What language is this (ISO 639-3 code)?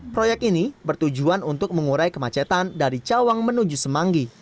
ind